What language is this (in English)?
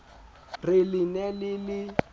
Southern Sotho